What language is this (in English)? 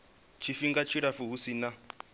Venda